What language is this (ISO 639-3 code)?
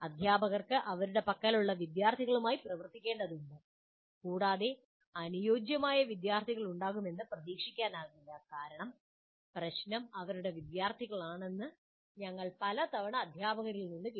mal